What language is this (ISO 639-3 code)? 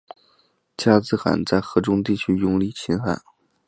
zho